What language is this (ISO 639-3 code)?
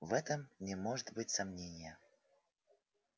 rus